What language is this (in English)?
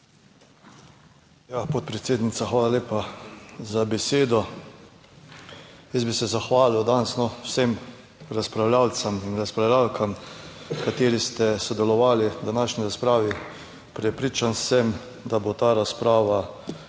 Slovenian